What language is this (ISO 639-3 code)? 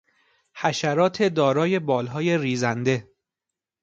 fas